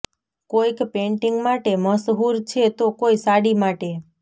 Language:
Gujarati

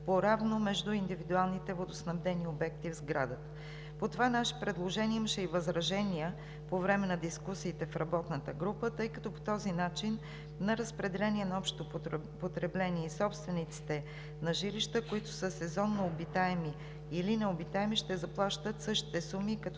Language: Bulgarian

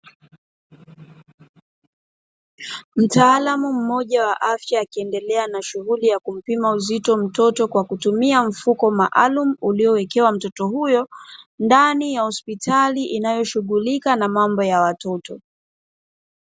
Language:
Swahili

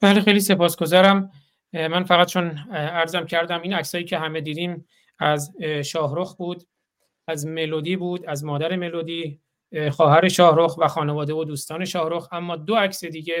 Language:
Persian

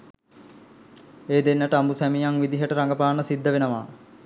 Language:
Sinhala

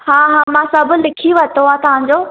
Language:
Sindhi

